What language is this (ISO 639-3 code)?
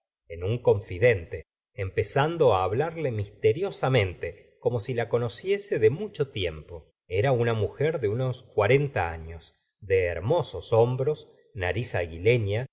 spa